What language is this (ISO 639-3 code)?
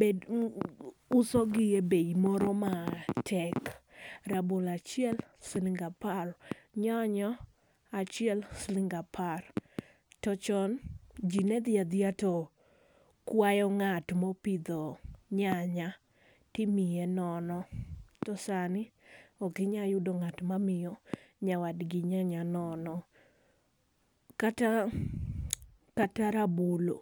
luo